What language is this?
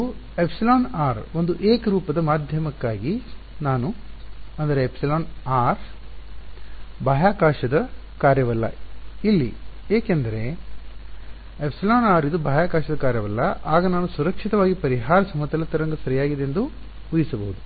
Kannada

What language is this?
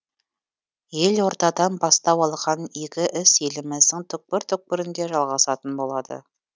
Kazakh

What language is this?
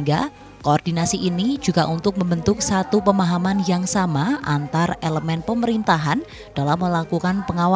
Indonesian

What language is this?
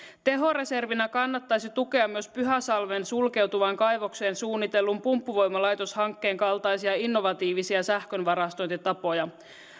Finnish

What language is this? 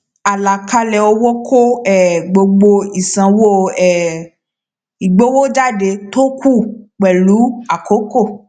Yoruba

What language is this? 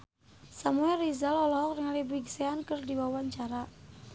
Sundanese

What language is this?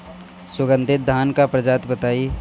Bhojpuri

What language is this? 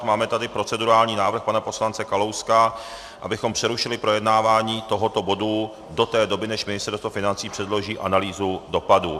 Czech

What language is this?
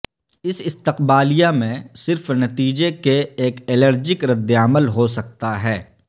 Urdu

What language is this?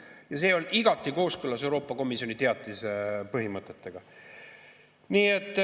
Estonian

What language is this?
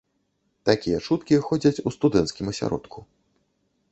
Belarusian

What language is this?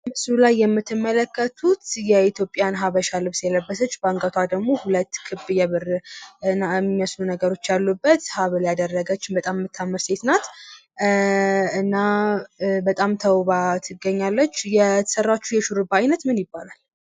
Amharic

